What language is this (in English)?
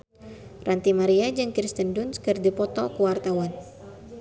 Sundanese